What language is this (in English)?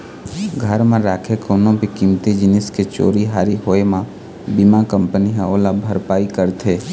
Chhattisgarhi